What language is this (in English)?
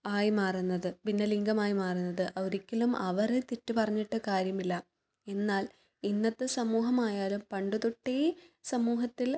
Malayalam